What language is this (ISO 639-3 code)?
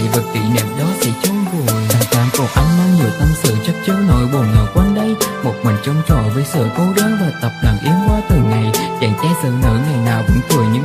vie